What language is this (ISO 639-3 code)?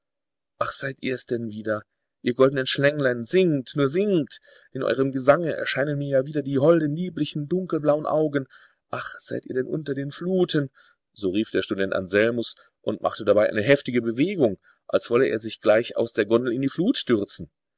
deu